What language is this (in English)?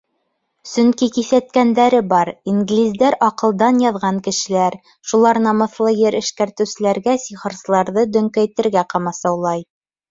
Bashkir